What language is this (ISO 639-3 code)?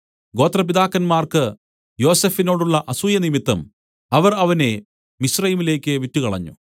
mal